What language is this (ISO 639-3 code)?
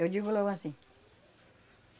por